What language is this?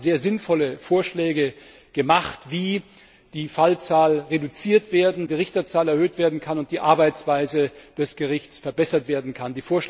German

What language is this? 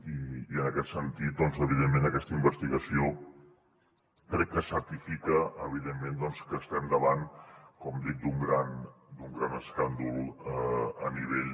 Catalan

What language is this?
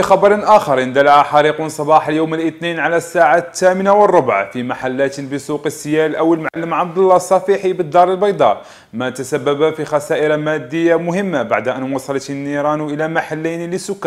Arabic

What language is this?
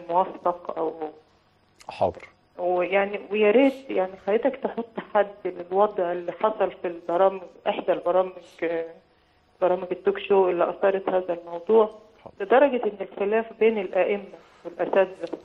Arabic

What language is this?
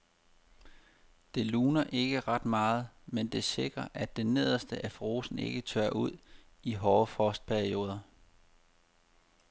Danish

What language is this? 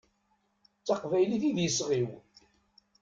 Kabyle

